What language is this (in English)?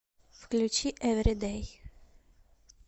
Russian